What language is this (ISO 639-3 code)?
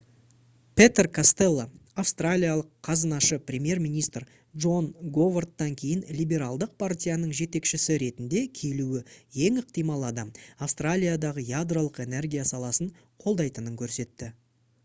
kaz